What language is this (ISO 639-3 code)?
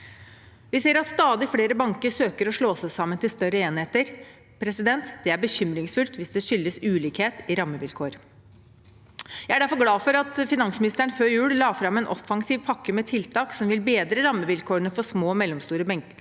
nor